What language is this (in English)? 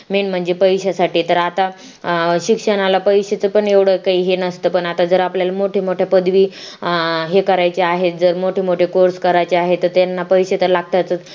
Marathi